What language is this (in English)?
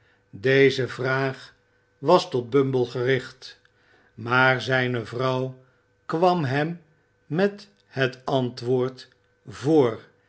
Dutch